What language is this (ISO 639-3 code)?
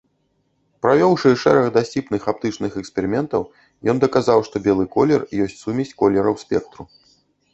bel